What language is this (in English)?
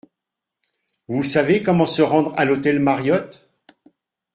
French